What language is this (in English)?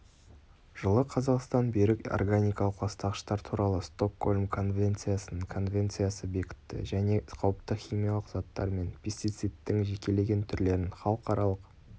Kazakh